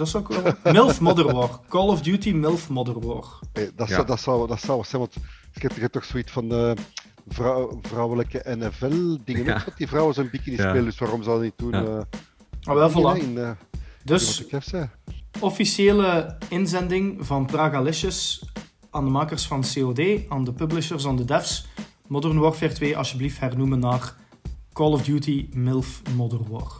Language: Dutch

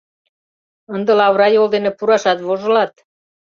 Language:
Mari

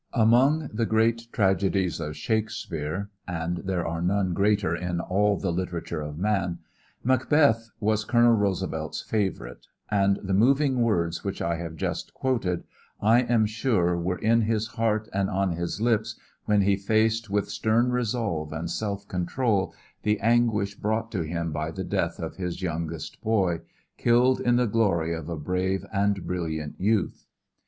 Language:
English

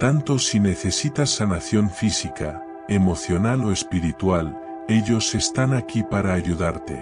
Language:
Spanish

